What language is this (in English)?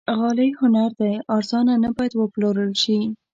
Pashto